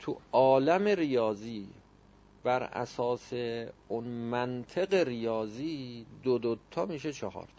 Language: Persian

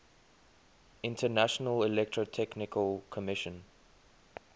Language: English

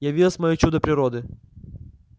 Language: Russian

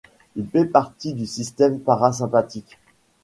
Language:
French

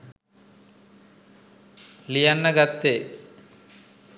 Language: Sinhala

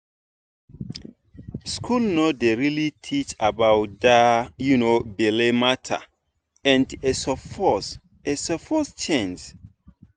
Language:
Nigerian Pidgin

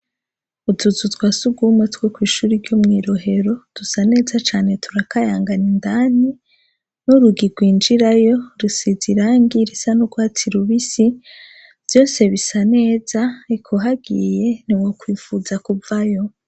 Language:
Rundi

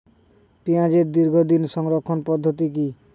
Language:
Bangla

